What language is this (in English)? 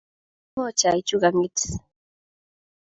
Kalenjin